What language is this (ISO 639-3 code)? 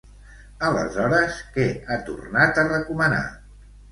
cat